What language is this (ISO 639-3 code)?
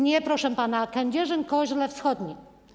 pol